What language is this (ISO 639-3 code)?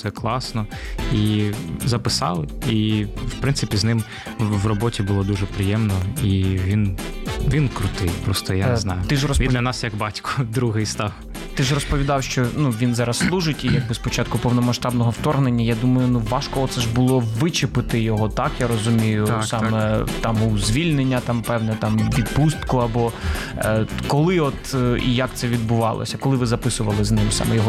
ukr